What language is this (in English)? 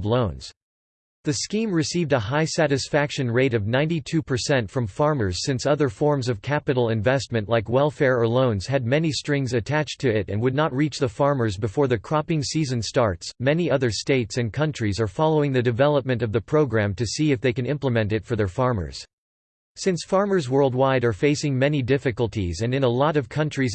English